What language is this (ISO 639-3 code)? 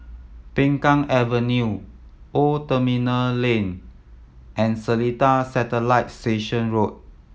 eng